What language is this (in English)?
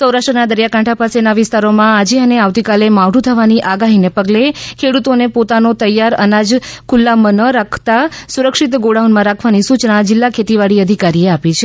Gujarati